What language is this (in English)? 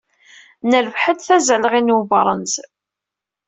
Kabyle